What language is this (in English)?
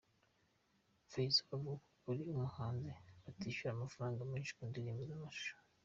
Kinyarwanda